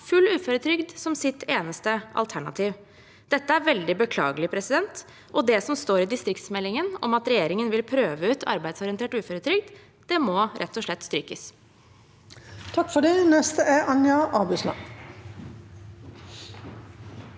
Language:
Norwegian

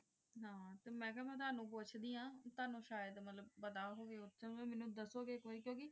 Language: Punjabi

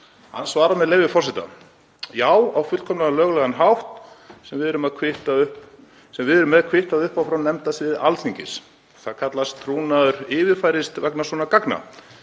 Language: Icelandic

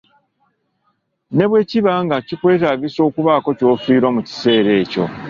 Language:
Ganda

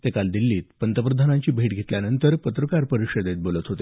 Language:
Marathi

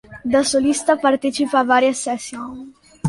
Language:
Italian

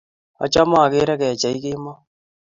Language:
Kalenjin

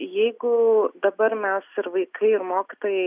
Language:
Lithuanian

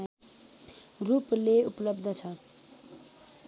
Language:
Nepali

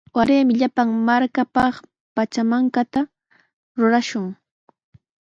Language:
Sihuas Ancash Quechua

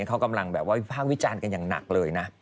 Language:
Thai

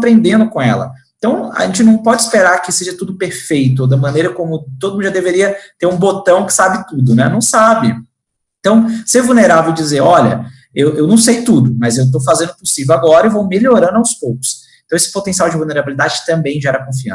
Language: Portuguese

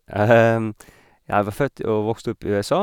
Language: Norwegian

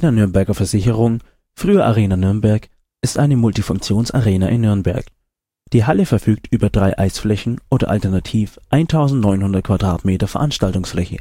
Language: German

